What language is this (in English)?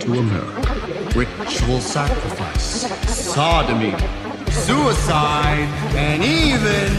English